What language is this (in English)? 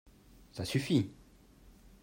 French